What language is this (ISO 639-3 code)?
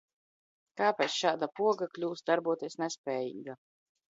lav